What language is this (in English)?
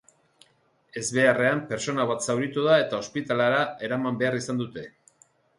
Basque